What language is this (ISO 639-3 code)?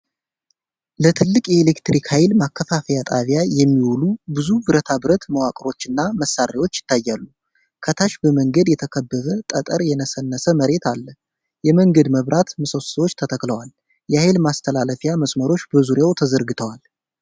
amh